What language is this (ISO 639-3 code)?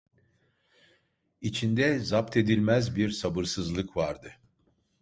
tur